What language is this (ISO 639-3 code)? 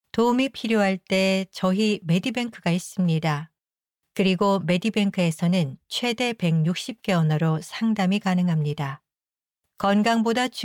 kor